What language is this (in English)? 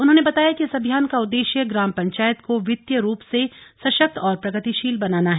Hindi